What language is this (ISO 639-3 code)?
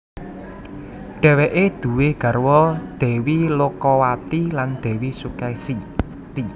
jav